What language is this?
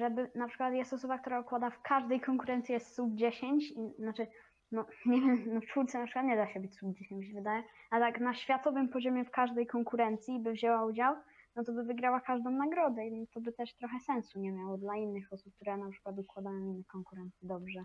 Polish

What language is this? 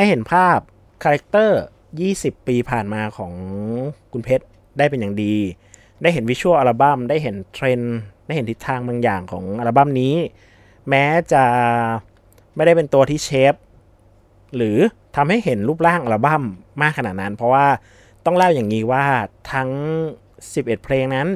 Thai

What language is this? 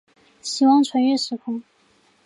Chinese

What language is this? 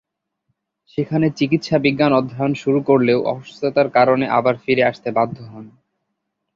Bangla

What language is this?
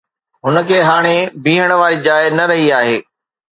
Sindhi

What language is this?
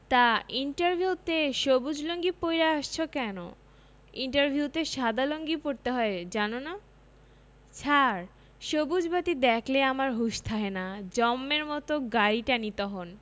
Bangla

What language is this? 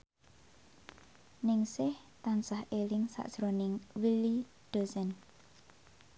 Javanese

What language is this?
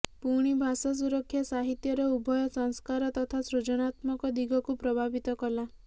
Odia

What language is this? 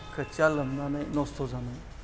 Bodo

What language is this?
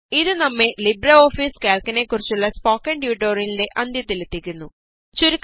Malayalam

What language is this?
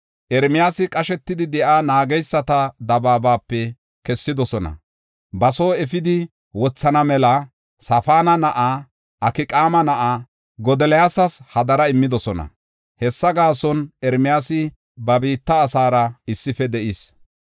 Gofa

